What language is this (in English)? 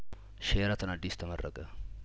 Amharic